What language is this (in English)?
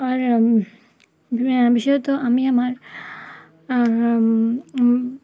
Bangla